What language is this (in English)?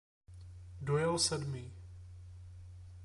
Czech